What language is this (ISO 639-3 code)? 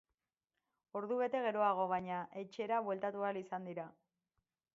eus